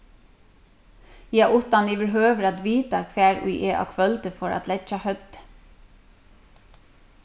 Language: Faroese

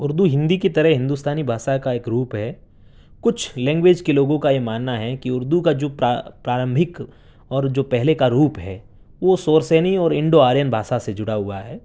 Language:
Urdu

